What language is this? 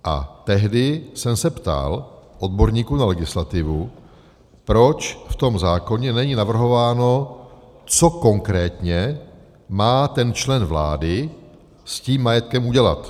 Czech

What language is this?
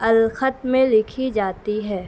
Urdu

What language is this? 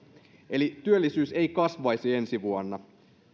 Finnish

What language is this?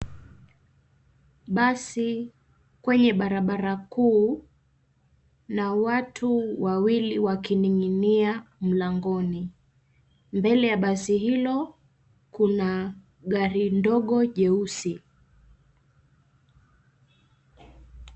Swahili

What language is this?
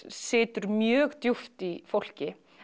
Icelandic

